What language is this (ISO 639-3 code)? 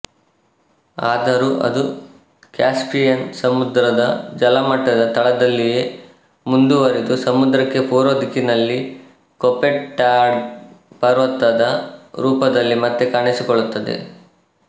kan